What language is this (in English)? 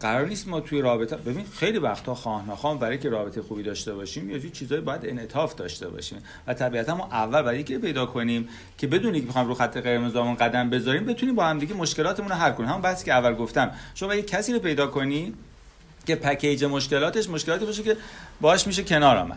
Persian